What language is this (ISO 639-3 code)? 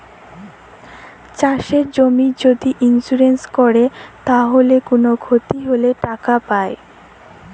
ben